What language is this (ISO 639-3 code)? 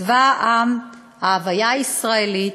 heb